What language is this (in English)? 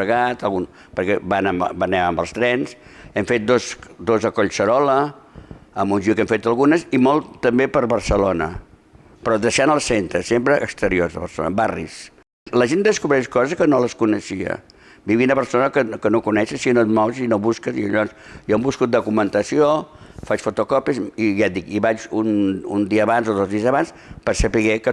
Catalan